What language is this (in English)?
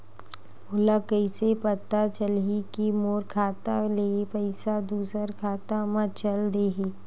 Chhattisgarhi